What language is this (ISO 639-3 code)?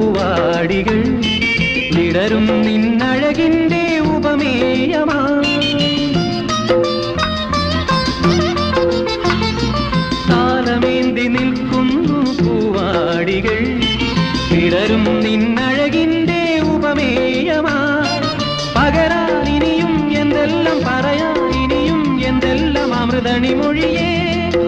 mal